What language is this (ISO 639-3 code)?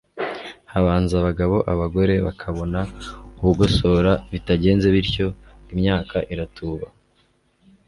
kin